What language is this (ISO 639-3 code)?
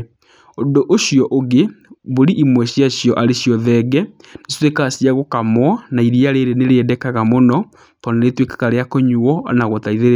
kik